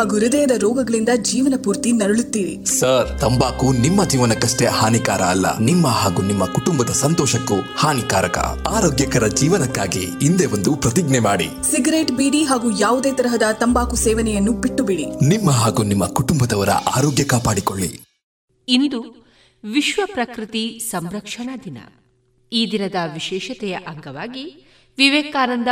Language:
Kannada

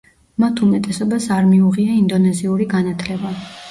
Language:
Georgian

